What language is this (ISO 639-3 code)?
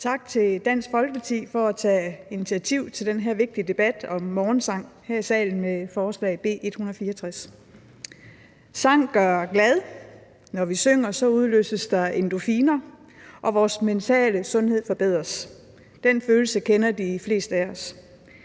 dan